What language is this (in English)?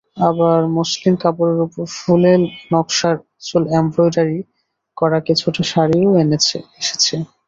Bangla